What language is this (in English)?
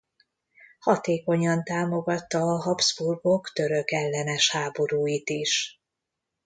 Hungarian